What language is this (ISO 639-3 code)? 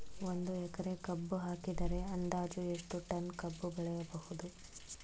kan